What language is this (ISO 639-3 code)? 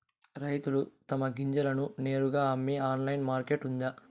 tel